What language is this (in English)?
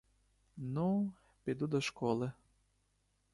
Ukrainian